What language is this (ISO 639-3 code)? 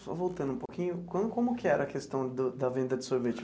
por